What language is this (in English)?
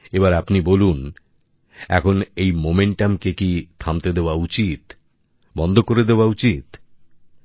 Bangla